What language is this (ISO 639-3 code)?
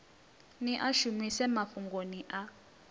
ven